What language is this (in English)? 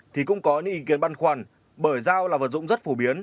Vietnamese